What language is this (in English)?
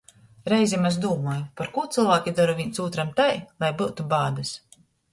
Latgalian